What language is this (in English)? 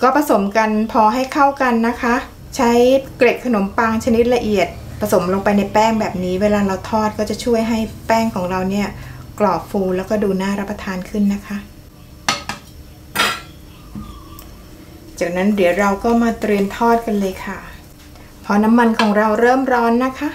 Thai